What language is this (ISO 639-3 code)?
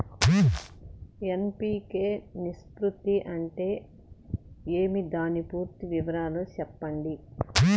tel